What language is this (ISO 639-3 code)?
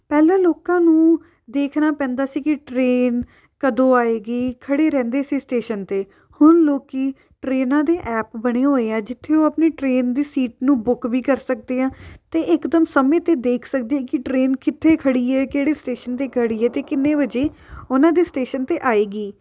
pan